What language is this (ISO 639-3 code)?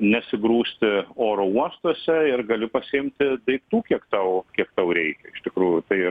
lit